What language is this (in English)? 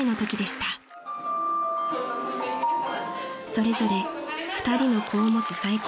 Japanese